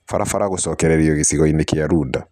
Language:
Kikuyu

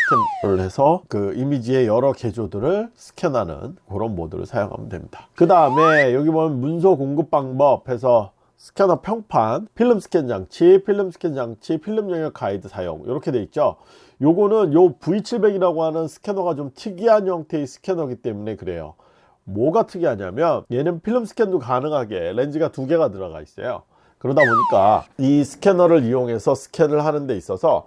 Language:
Korean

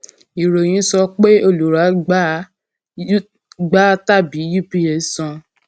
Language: Yoruba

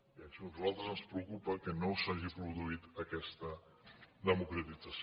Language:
Catalan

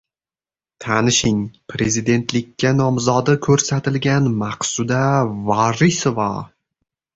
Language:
Uzbek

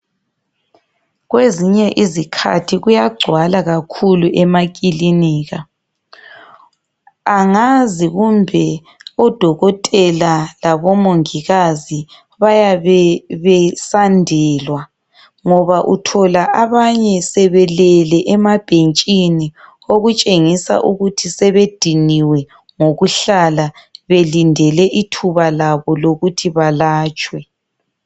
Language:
North Ndebele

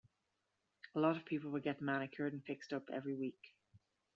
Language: English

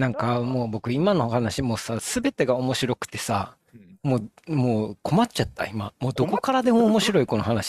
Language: Japanese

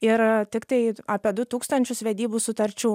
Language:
Lithuanian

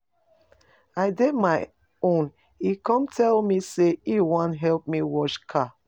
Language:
Nigerian Pidgin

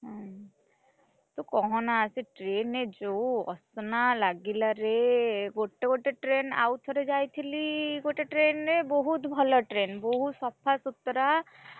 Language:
Odia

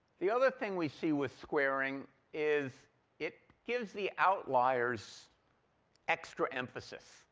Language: English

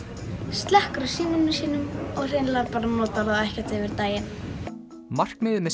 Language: Icelandic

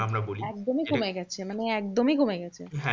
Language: Bangla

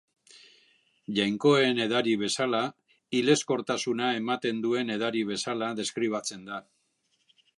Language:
Basque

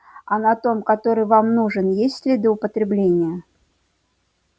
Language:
Russian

